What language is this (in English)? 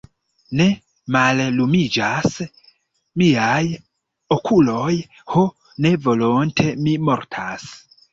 Esperanto